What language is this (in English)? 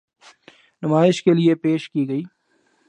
Urdu